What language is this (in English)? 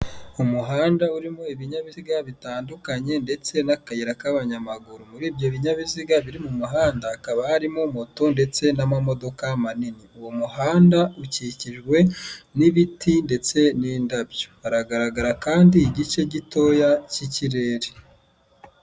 Kinyarwanda